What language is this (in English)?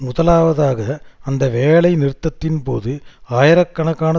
Tamil